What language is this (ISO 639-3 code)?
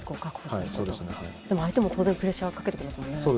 jpn